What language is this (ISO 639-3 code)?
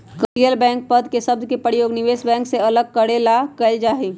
mag